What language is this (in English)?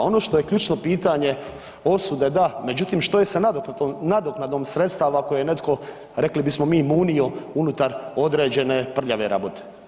Croatian